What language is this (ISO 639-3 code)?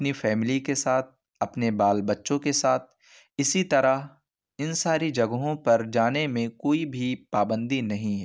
urd